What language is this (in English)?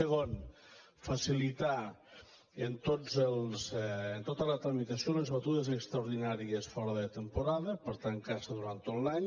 Catalan